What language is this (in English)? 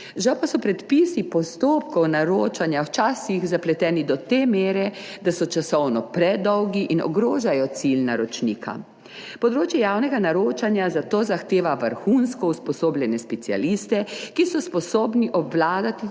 Slovenian